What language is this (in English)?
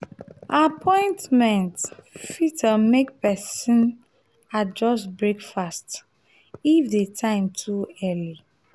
Nigerian Pidgin